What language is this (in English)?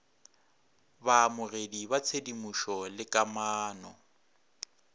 Northern Sotho